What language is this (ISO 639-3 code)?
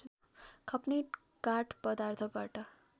nep